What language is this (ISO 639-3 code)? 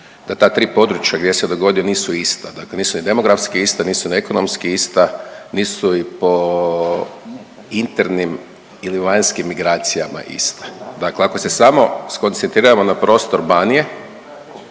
hrv